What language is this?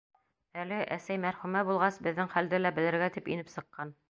Bashkir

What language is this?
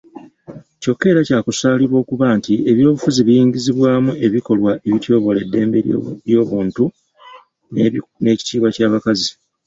Ganda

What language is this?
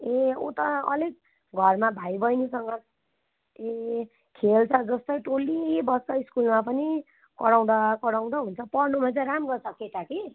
Nepali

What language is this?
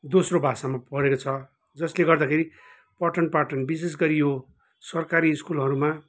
Nepali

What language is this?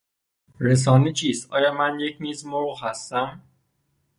Persian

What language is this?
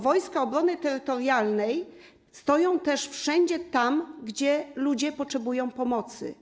Polish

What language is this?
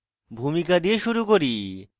Bangla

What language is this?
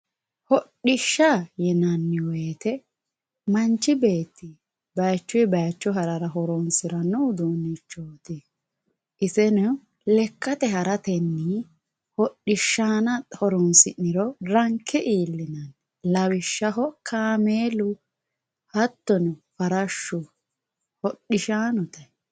Sidamo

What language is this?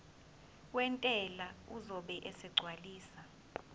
Zulu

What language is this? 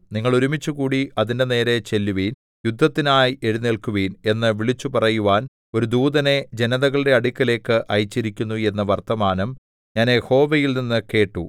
Malayalam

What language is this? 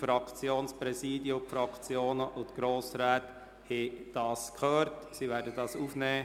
Swiss German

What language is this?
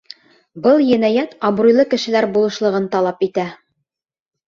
Bashkir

